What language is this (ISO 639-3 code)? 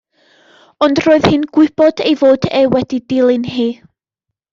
cym